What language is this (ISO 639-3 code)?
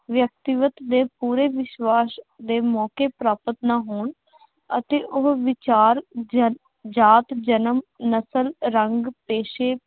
pan